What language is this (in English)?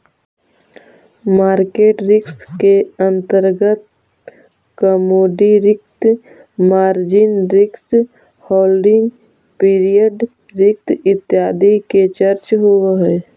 Magahi